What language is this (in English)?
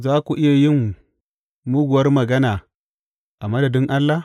Hausa